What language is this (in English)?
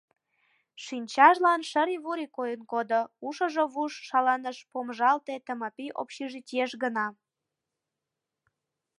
Mari